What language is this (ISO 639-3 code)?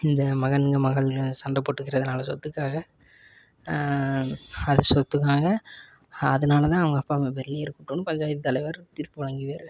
tam